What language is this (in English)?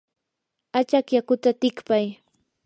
Yanahuanca Pasco Quechua